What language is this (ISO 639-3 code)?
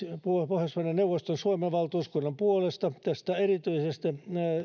fin